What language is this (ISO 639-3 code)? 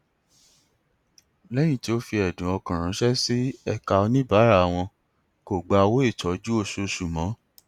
yor